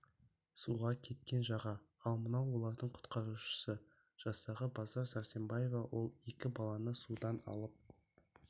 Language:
Kazakh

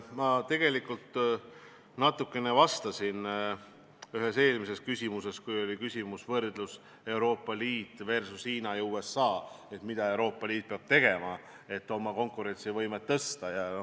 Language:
Estonian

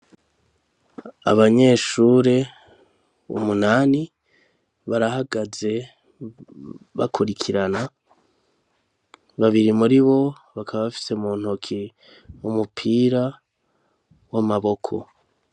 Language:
Rundi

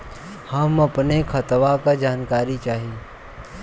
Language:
Bhojpuri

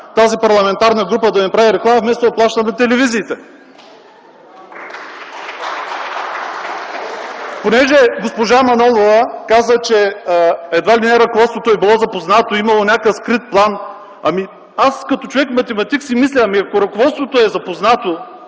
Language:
Bulgarian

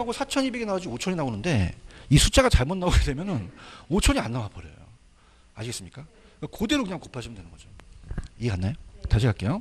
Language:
Korean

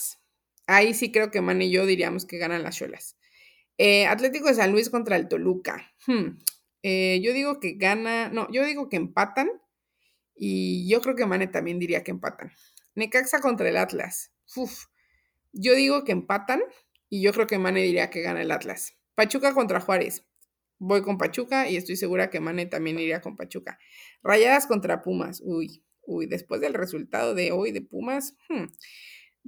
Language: Spanish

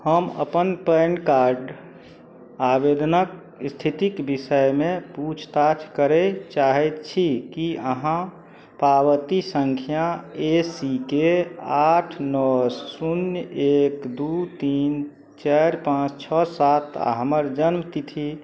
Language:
Maithili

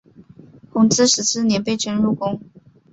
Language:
Chinese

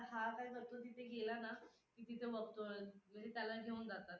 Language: Marathi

